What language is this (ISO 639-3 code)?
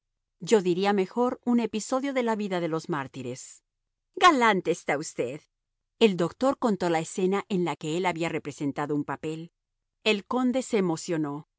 spa